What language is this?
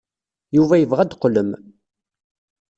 Kabyle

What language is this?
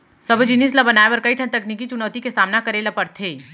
Chhattisgarhi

